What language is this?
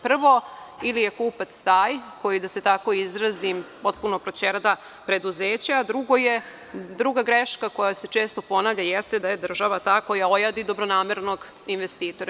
Serbian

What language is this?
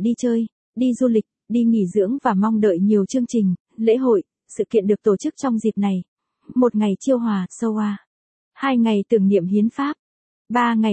Vietnamese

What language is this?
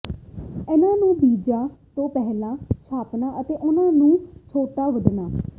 Punjabi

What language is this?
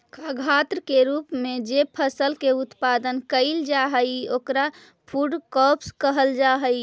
Magahi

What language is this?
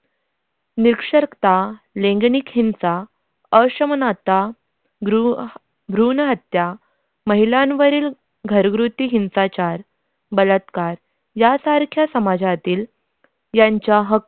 Marathi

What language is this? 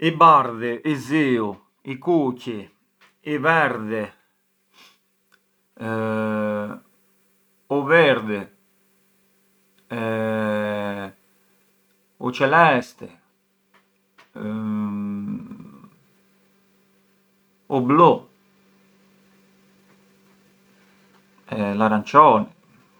Arbëreshë Albanian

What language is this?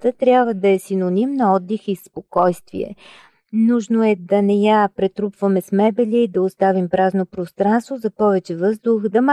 Bulgarian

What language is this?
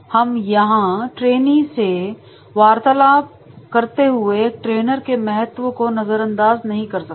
Hindi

